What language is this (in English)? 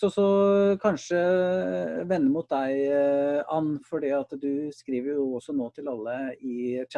Norwegian